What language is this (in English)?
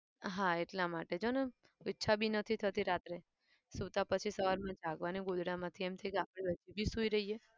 Gujarati